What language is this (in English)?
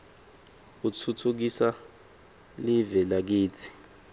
Swati